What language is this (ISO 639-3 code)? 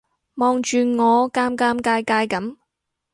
yue